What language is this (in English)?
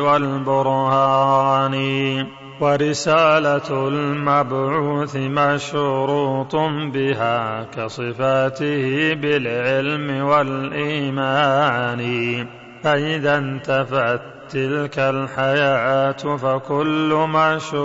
Arabic